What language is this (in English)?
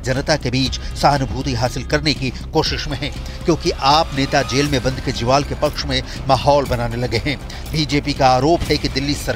Hindi